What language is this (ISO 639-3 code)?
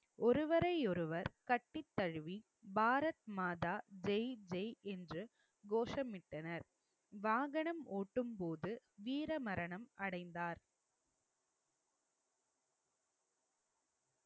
tam